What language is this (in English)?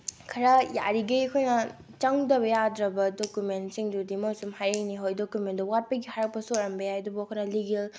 Manipuri